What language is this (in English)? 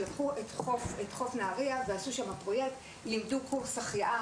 Hebrew